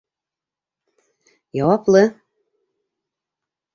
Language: Bashkir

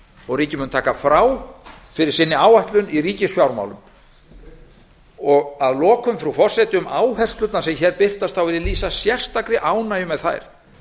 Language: Icelandic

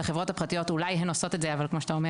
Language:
Hebrew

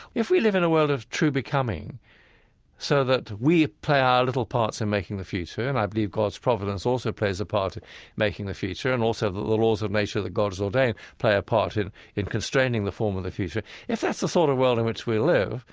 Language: English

